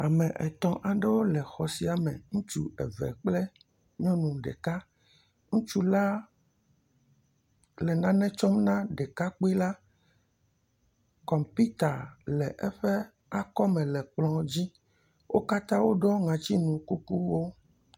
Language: Ewe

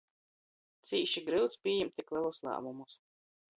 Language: Latgalian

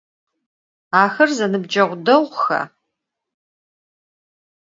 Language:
Adyghe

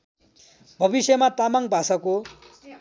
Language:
Nepali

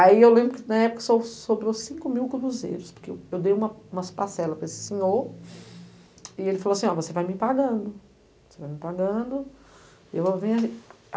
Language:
Portuguese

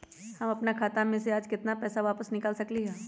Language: Magahi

